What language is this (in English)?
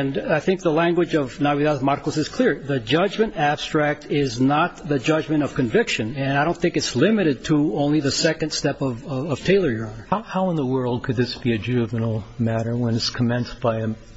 English